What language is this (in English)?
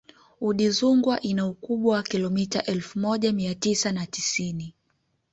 Swahili